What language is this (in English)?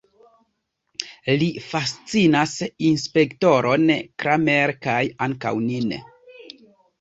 Esperanto